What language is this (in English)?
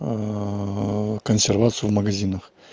Russian